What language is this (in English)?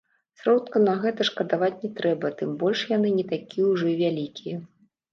Belarusian